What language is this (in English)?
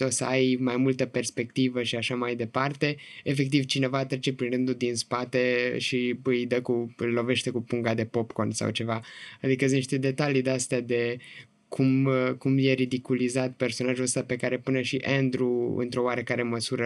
Romanian